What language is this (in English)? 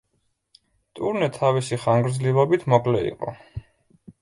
Georgian